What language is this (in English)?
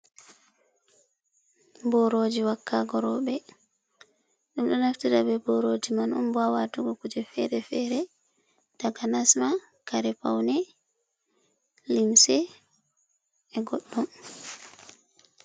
Fula